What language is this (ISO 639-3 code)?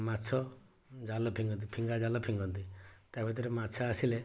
ori